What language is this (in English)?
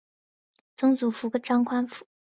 Chinese